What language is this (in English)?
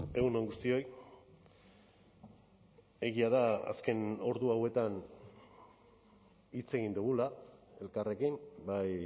Basque